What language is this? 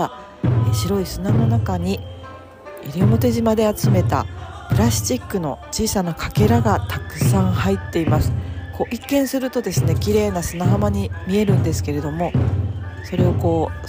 Japanese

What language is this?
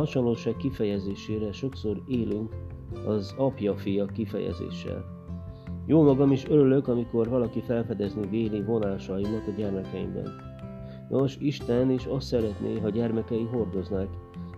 Hungarian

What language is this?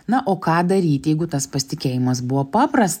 Lithuanian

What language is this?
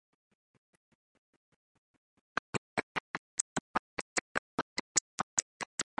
English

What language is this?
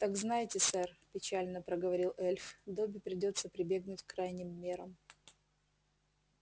Russian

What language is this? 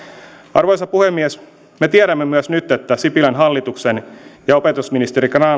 Finnish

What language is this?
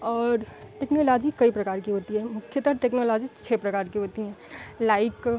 Hindi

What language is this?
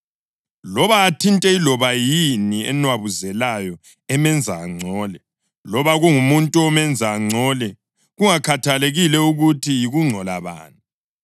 North Ndebele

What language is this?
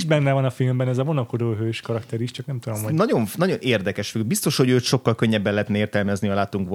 Hungarian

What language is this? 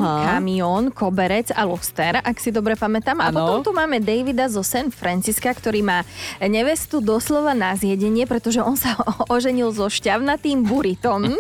Slovak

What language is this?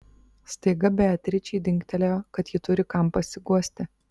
Lithuanian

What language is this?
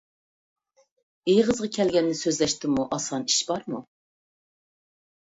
Uyghur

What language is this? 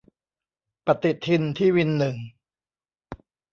Thai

